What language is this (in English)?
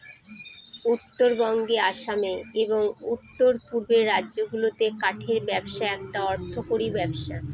Bangla